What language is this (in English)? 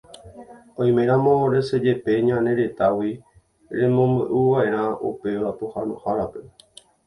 Guarani